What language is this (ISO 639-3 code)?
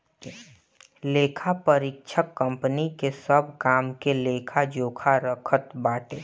bho